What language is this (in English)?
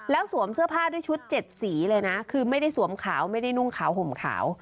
Thai